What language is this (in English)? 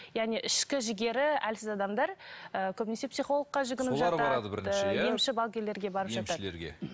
Kazakh